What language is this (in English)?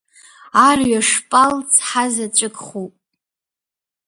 Abkhazian